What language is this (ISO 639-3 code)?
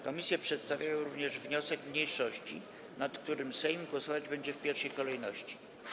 pol